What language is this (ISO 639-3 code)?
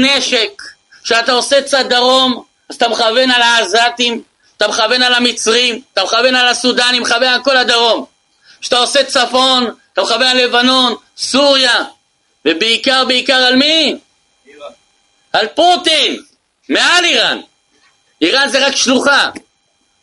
heb